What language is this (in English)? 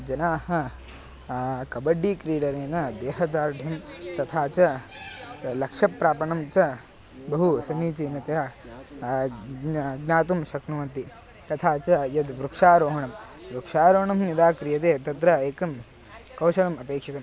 Sanskrit